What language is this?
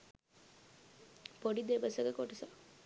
Sinhala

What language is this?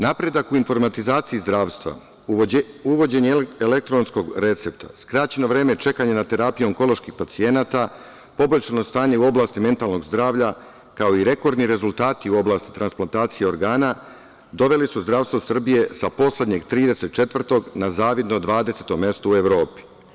Serbian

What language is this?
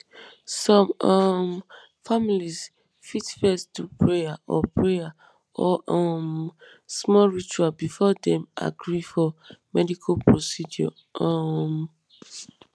Nigerian Pidgin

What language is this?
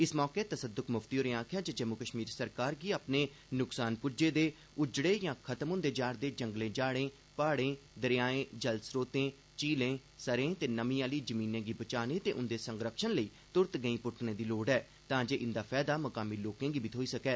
Dogri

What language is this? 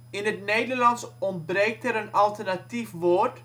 Dutch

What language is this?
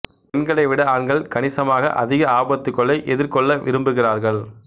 Tamil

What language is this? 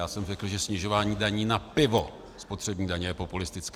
Czech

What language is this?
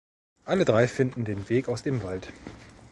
German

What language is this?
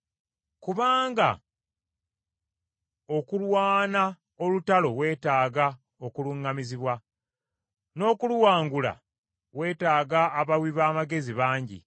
Ganda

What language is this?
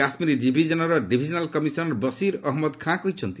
Odia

